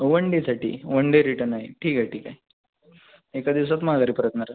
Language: Marathi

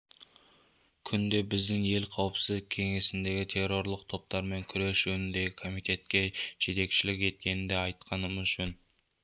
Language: Kazakh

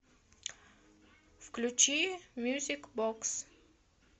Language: Russian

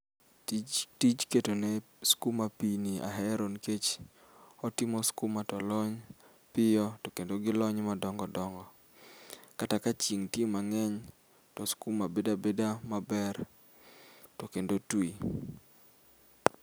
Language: Luo (Kenya and Tanzania)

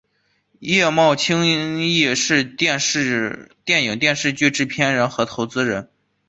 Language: Chinese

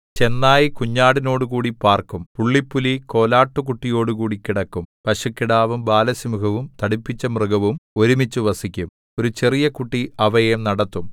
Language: Malayalam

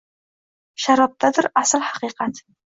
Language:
Uzbek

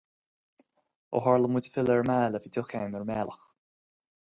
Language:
Irish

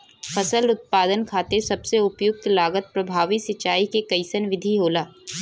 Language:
Bhojpuri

